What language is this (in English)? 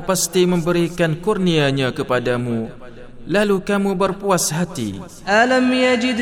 Malay